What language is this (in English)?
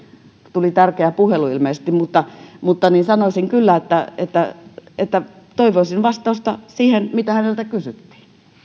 Finnish